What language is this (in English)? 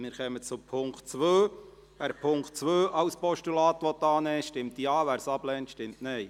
Swiss German